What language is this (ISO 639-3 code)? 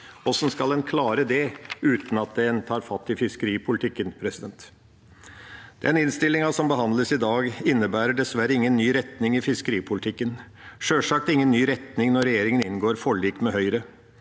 nor